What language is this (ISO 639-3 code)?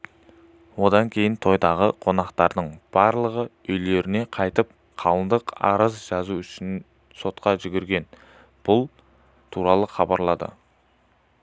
kaz